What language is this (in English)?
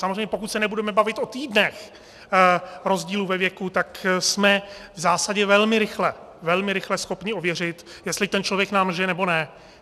Czech